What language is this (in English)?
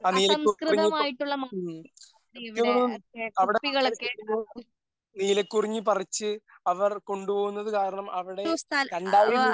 Malayalam